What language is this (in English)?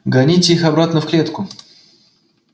Russian